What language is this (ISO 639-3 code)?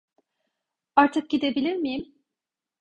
tur